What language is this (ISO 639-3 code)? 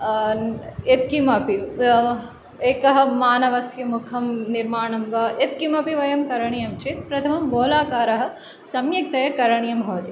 san